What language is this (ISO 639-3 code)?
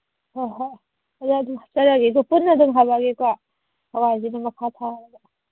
mni